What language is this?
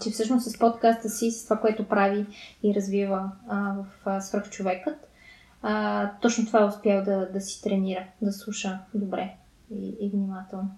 Bulgarian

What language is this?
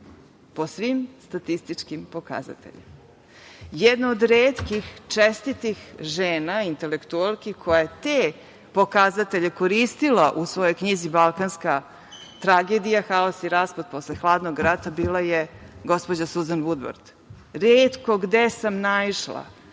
Serbian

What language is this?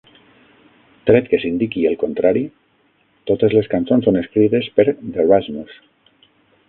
Catalan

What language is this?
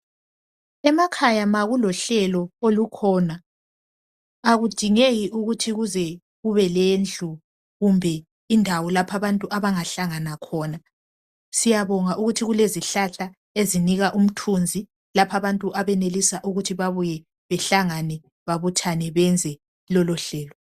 North Ndebele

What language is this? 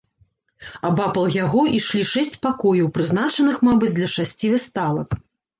Belarusian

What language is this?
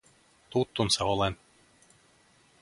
Finnish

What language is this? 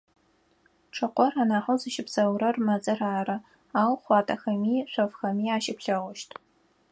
Adyghe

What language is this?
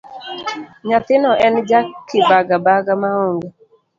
Luo (Kenya and Tanzania)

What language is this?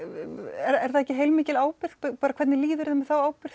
Icelandic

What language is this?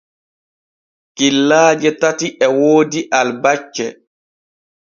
Borgu Fulfulde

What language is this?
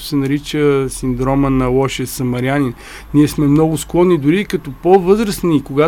Bulgarian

